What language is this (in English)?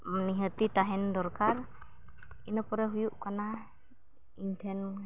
Santali